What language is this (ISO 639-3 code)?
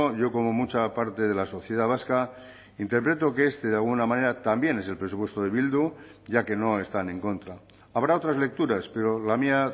spa